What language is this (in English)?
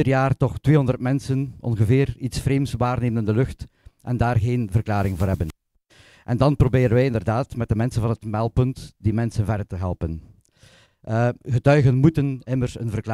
Dutch